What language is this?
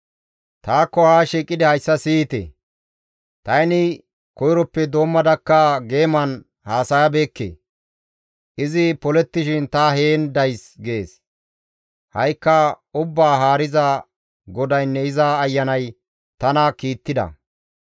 Gamo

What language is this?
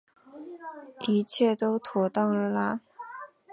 Chinese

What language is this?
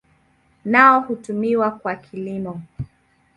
Swahili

